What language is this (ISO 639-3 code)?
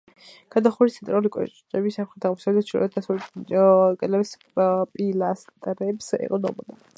kat